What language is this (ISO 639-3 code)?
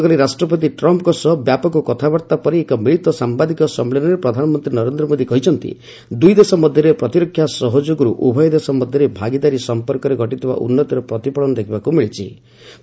ori